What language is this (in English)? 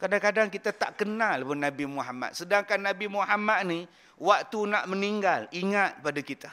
Malay